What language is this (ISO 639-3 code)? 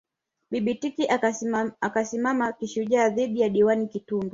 swa